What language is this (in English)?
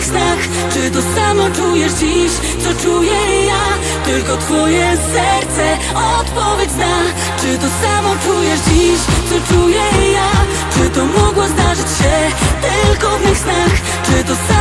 Polish